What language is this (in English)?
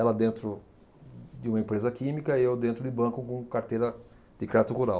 Portuguese